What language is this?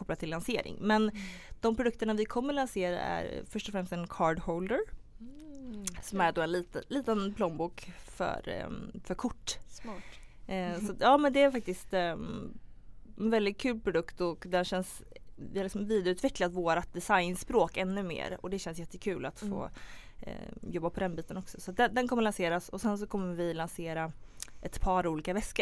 Swedish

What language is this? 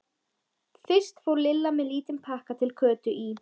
Icelandic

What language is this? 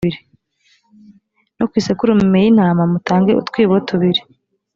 Kinyarwanda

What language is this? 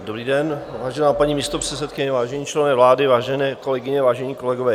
Czech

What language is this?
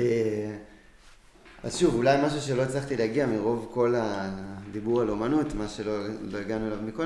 Hebrew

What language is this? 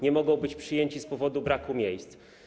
Polish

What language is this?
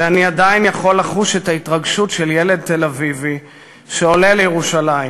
Hebrew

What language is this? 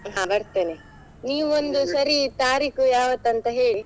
Kannada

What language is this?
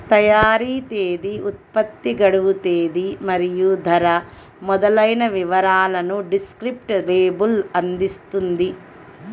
Telugu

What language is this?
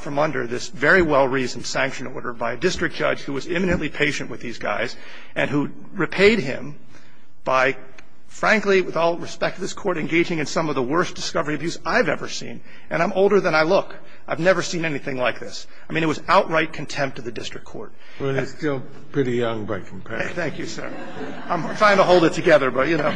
English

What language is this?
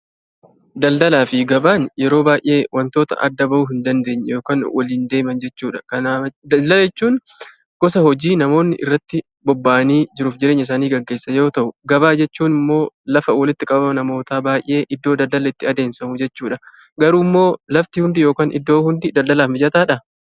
Oromo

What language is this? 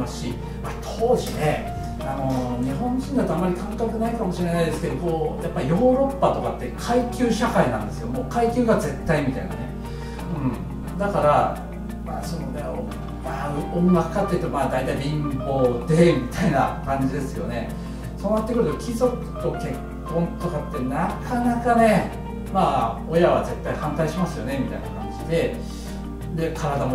Japanese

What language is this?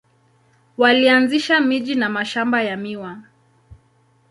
Swahili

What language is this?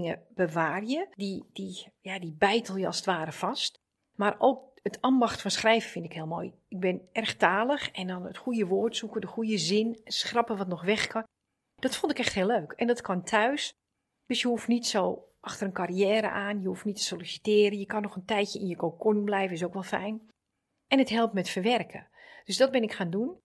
Dutch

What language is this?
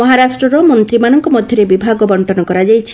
Odia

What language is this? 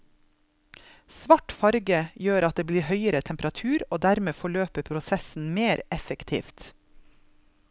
Norwegian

